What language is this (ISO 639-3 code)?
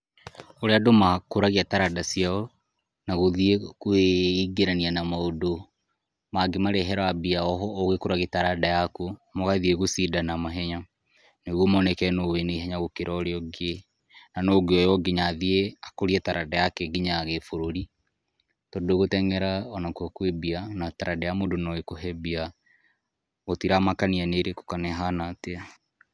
kik